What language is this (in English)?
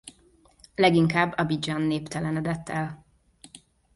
Hungarian